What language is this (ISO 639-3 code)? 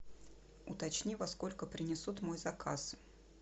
rus